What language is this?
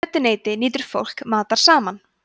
Icelandic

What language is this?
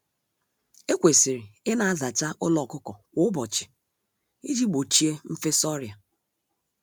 Igbo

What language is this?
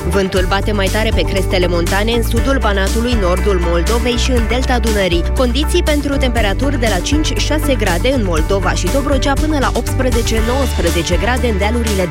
Romanian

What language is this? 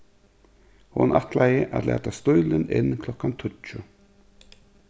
Faroese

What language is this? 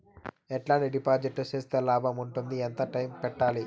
Telugu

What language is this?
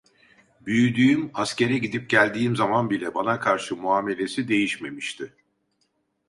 Turkish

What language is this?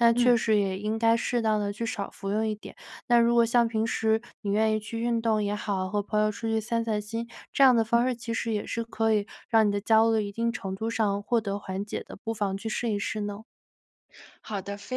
Chinese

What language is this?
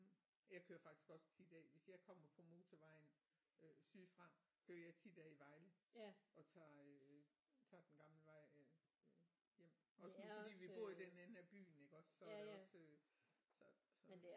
Danish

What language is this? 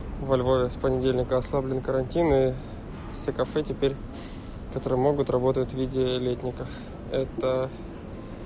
Russian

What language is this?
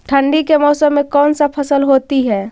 Magahi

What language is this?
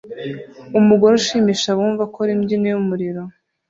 Kinyarwanda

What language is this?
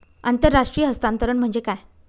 Marathi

